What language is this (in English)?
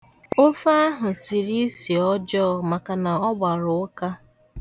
Igbo